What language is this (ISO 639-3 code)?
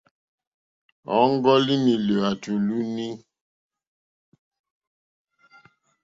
bri